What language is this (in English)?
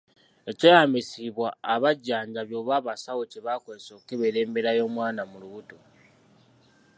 Ganda